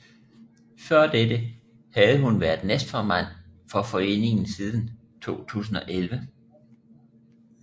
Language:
Danish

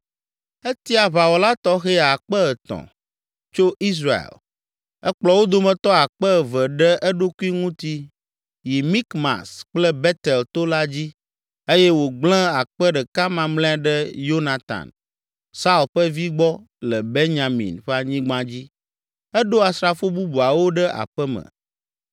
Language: Ewe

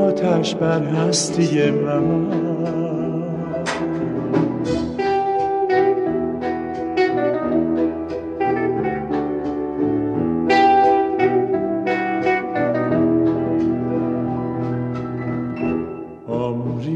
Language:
Persian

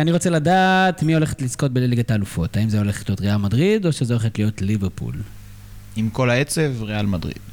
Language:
Hebrew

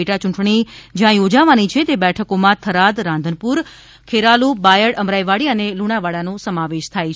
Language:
Gujarati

